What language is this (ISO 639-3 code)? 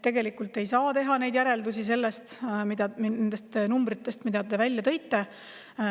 est